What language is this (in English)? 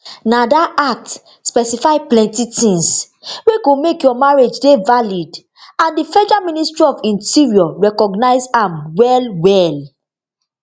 Nigerian Pidgin